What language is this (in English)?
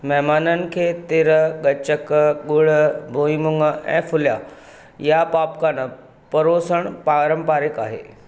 Sindhi